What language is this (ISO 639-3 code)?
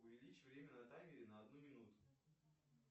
rus